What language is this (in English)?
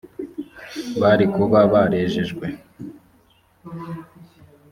Kinyarwanda